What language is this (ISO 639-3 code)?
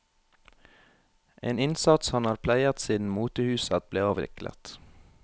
nor